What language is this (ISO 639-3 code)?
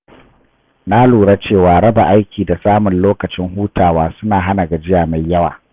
hau